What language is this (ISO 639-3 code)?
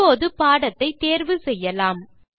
tam